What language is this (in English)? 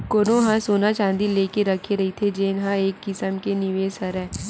Chhattisgarhi